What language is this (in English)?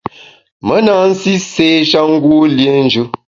Bamun